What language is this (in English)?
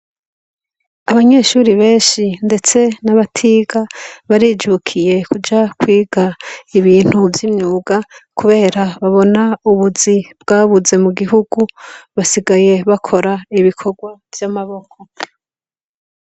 Rundi